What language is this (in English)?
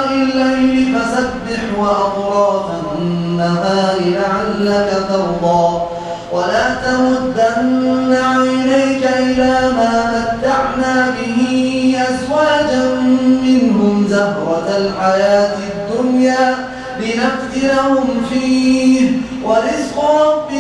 Arabic